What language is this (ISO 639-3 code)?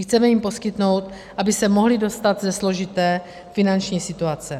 ces